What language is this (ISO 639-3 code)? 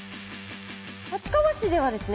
jpn